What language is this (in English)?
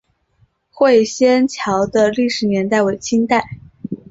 Chinese